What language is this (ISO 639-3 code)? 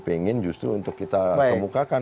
ind